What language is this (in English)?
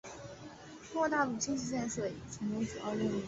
Chinese